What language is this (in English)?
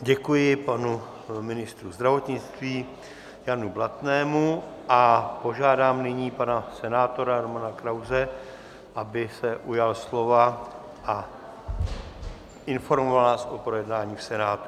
Czech